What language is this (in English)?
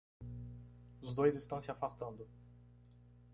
Portuguese